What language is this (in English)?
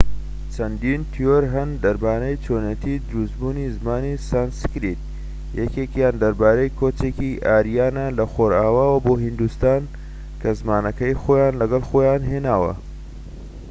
Central Kurdish